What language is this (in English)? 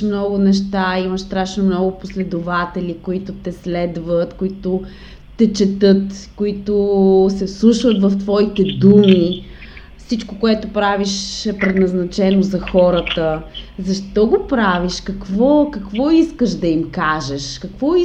Bulgarian